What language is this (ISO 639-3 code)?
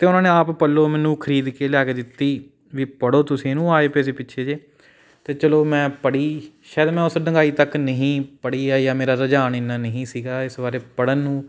pan